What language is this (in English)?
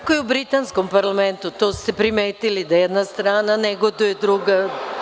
Serbian